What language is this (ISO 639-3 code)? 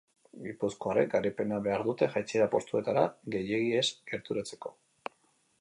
eus